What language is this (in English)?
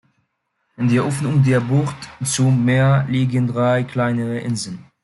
German